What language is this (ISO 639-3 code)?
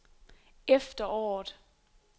dan